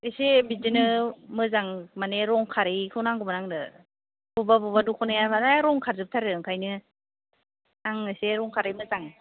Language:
Bodo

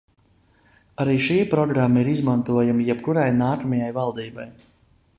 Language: Latvian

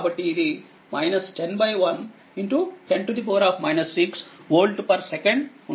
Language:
Telugu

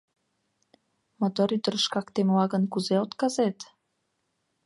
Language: Mari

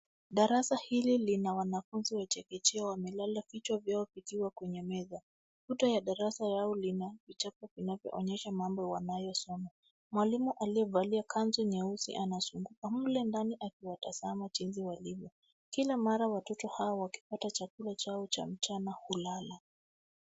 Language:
Swahili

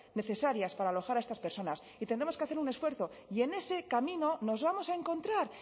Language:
Spanish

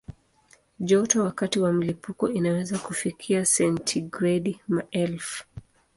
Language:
Swahili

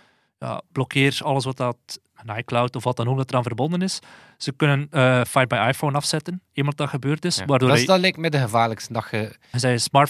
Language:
Dutch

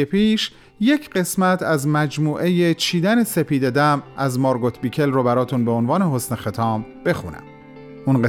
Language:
Persian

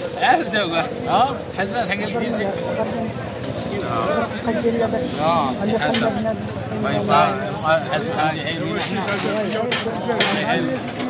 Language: Arabic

